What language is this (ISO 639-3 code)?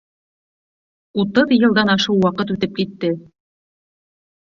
bak